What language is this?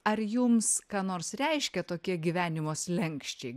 Lithuanian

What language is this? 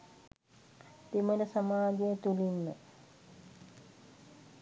Sinhala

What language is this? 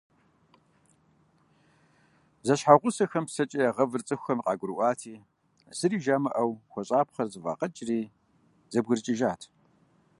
Kabardian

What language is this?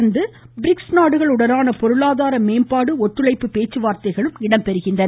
Tamil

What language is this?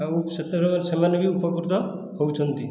Odia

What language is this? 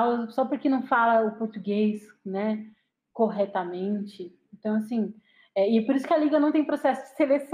Portuguese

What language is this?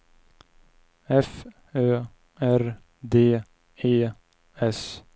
Swedish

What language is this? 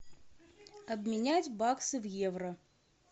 Russian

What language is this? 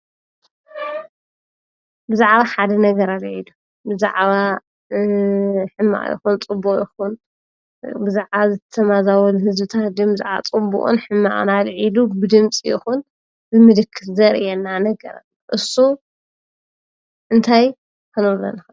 Tigrinya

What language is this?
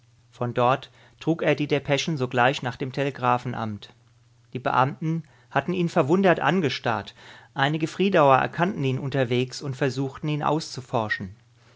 German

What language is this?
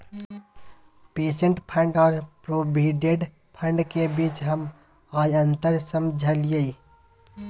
Magahi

